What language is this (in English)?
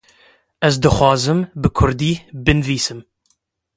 Kurdish